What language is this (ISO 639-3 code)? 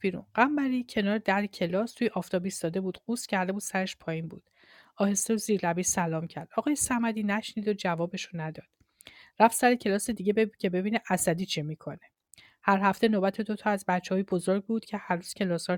fas